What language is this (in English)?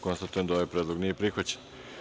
Serbian